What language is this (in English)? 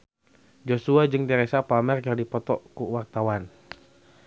Sundanese